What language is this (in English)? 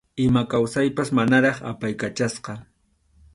Arequipa-La Unión Quechua